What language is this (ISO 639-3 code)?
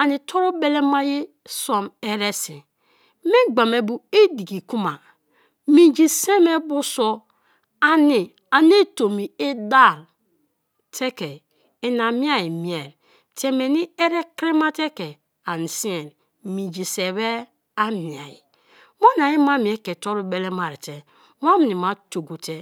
ijn